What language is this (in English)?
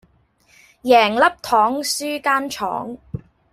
Cantonese